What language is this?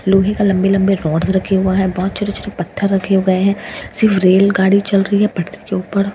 Hindi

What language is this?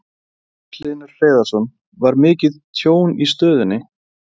Icelandic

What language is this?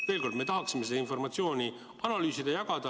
Estonian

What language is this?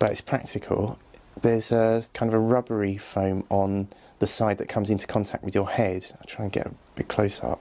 English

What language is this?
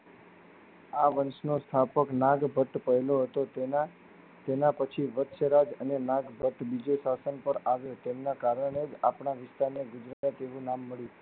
Gujarati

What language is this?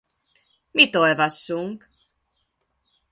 Hungarian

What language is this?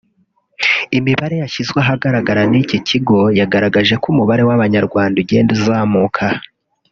Kinyarwanda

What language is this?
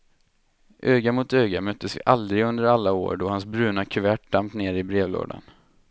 Swedish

